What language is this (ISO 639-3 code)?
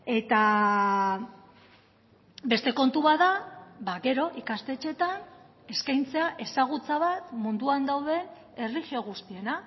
eus